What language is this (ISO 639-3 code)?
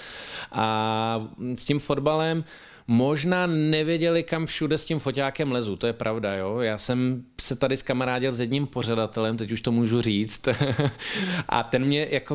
ces